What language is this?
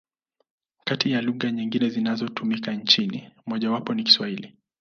Swahili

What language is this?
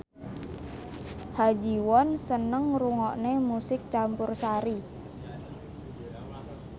Javanese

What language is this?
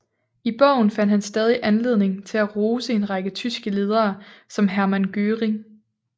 Danish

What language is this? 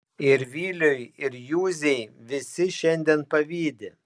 Lithuanian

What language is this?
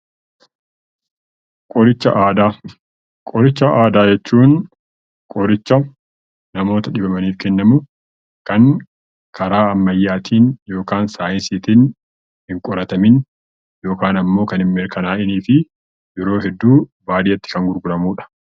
Oromo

